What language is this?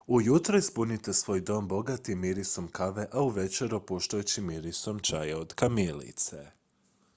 Croatian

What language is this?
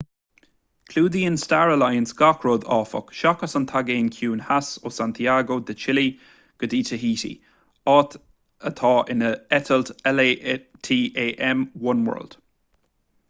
Irish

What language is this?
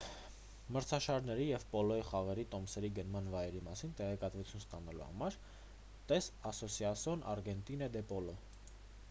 Armenian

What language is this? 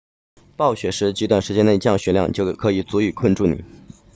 Chinese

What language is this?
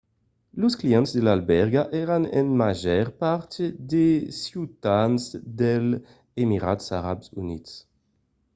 Occitan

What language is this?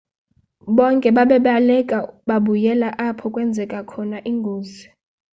Xhosa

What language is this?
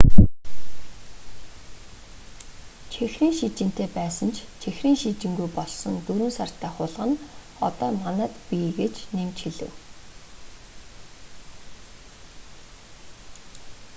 Mongolian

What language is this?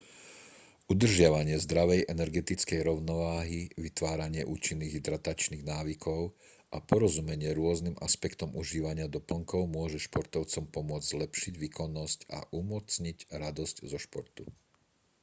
Slovak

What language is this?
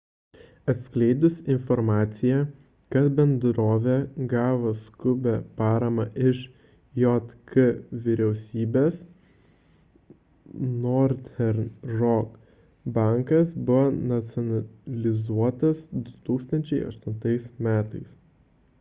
Lithuanian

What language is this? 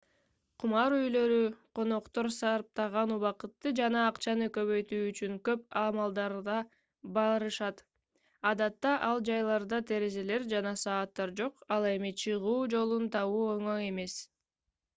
Kyrgyz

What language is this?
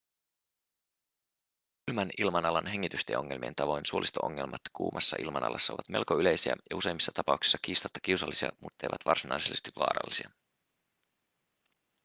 Finnish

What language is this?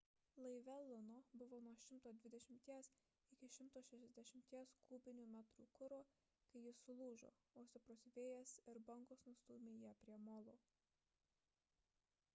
Lithuanian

